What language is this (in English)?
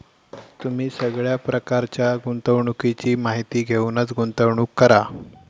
Marathi